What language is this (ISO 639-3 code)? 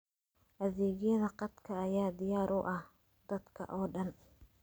som